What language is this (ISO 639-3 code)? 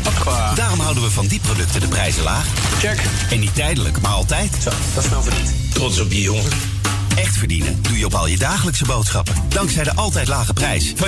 nld